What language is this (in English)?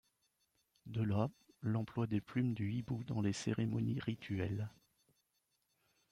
French